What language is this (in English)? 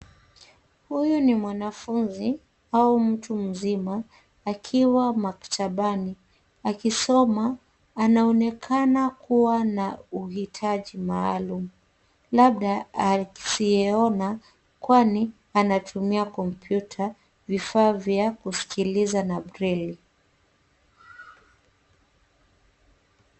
Swahili